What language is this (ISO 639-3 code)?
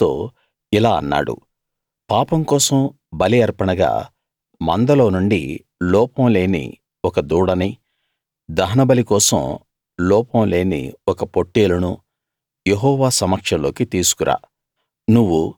tel